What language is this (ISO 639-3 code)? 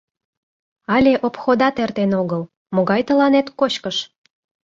chm